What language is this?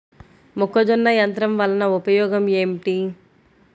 Telugu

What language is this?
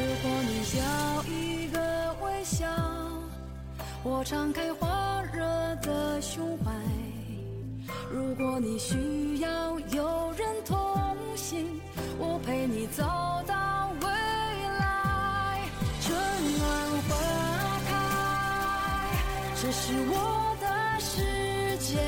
Chinese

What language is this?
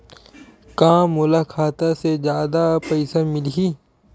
Chhattisgarhi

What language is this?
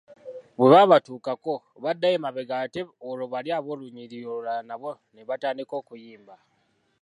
Ganda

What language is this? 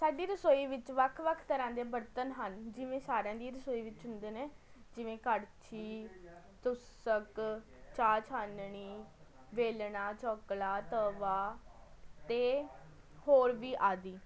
Punjabi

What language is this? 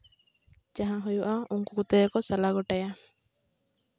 Santali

